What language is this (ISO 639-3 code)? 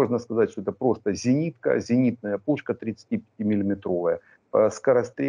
rus